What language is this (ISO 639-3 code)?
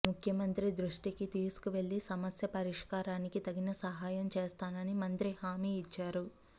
tel